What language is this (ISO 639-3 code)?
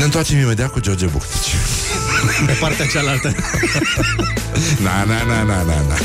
ron